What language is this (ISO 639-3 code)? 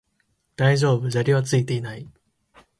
jpn